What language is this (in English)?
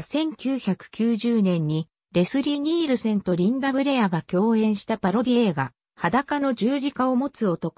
Japanese